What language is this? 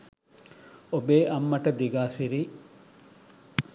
Sinhala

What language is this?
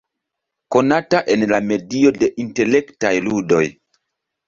Esperanto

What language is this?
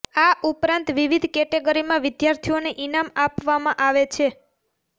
Gujarati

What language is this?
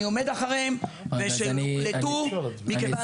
Hebrew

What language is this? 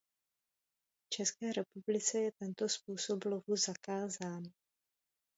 Czech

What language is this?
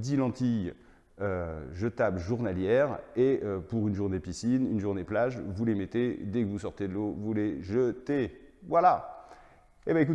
French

